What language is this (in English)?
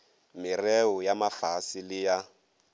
Northern Sotho